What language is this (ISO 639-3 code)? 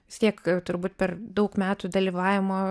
lit